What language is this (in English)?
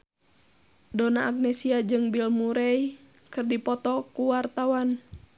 Sundanese